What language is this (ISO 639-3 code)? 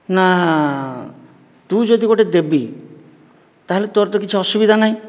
ori